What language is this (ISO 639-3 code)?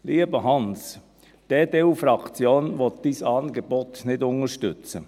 gsw